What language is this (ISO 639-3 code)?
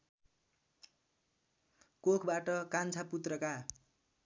nep